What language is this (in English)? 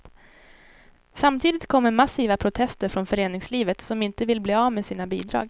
Swedish